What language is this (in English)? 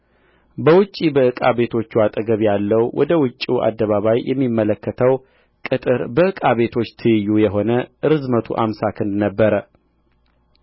Amharic